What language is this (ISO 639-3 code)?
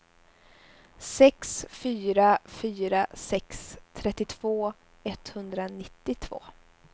swe